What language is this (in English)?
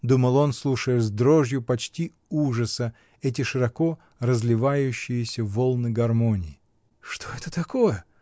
Russian